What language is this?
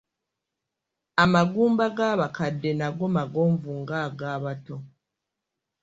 Ganda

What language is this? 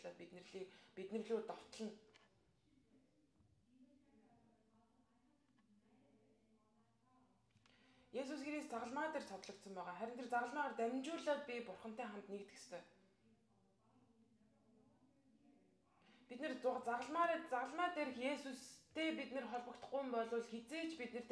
Arabic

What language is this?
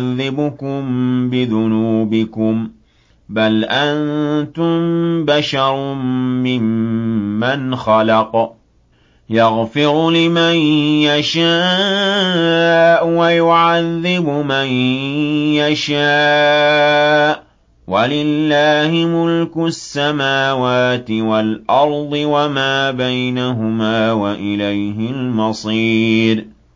Arabic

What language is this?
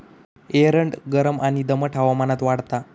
Marathi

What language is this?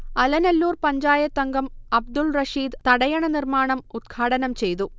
Malayalam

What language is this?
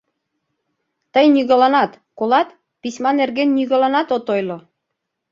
Mari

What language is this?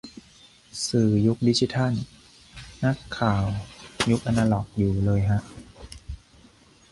Thai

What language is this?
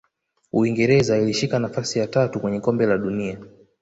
Swahili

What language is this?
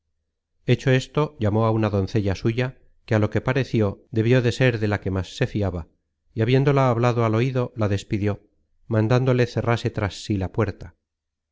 Spanish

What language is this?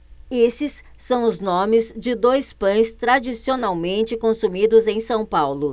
Portuguese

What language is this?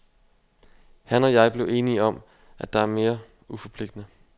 Danish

